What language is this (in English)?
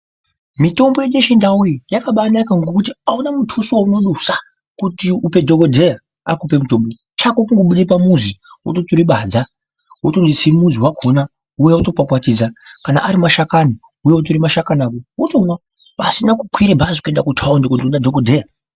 Ndau